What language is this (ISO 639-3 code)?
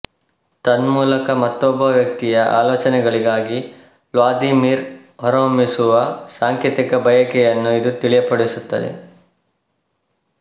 kan